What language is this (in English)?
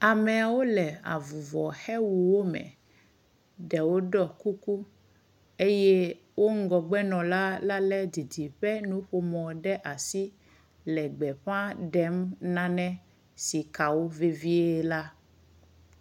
Ewe